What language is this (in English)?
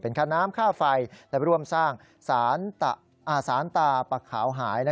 Thai